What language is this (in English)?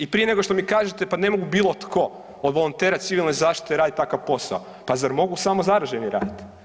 Croatian